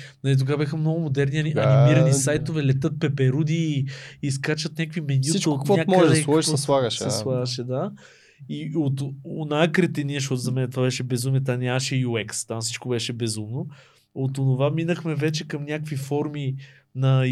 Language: Bulgarian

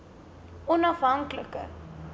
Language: Afrikaans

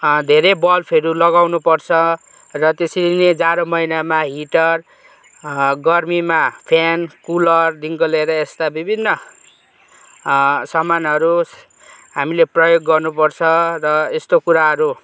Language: Nepali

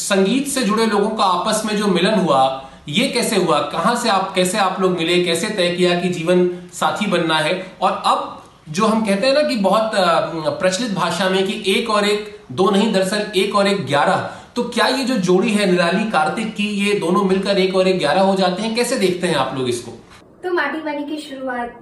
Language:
Hindi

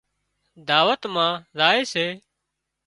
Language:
Wadiyara Koli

